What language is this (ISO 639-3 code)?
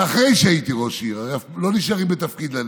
heb